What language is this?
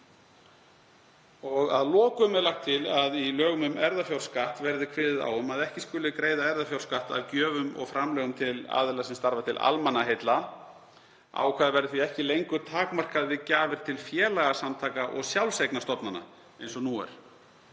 Icelandic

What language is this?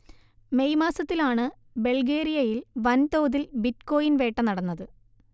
Malayalam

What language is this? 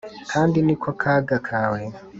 Kinyarwanda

